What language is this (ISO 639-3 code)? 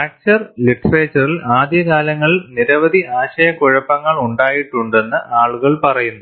mal